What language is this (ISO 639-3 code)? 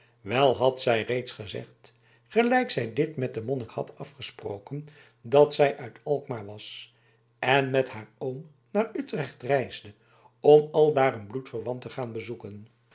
nld